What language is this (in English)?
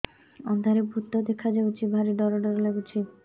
Odia